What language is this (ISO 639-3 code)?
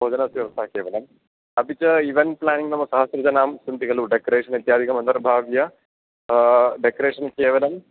san